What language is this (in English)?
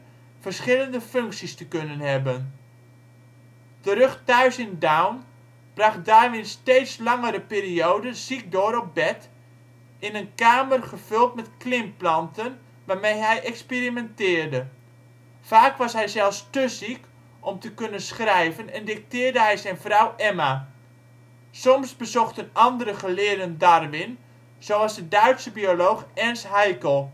Dutch